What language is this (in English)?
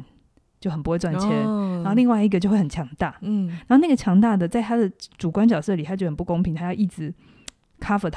Chinese